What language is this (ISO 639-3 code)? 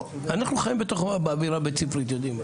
heb